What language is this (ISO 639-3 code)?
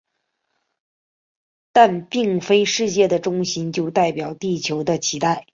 zho